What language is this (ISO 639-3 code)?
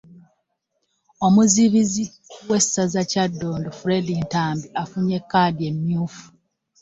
lug